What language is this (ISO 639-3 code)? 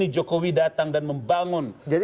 ind